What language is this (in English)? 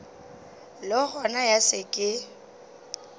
Northern Sotho